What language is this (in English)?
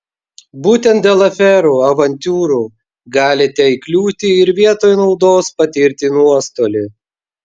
Lithuanian